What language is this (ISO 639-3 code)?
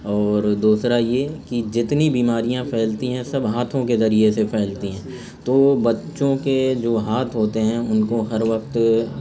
urd